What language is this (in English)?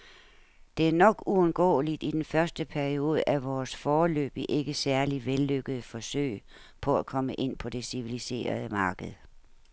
Danish